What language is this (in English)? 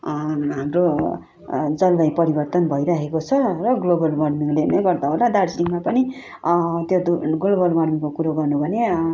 Nepali